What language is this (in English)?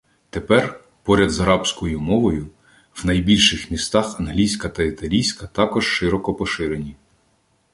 Ukrainian